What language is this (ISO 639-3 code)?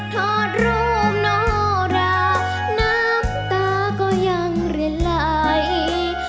tha